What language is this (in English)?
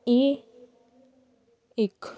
Punjabi